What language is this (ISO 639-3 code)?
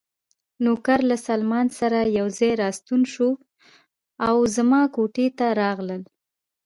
pus